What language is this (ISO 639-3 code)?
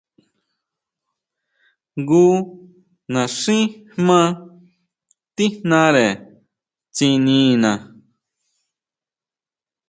mau